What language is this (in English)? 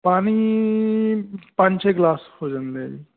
Punjabi